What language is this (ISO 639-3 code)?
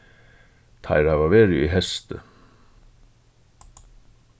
fao